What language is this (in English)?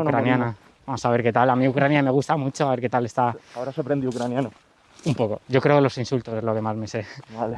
Spanish